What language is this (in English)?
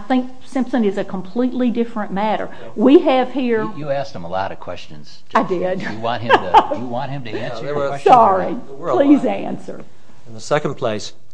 English